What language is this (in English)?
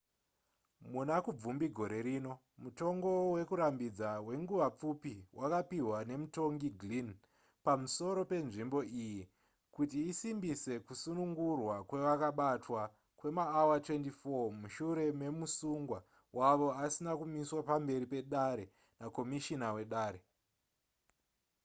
Shona